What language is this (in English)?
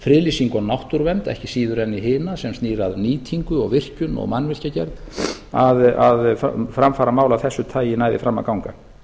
Icelandic